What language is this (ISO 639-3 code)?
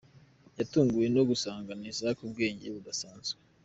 kin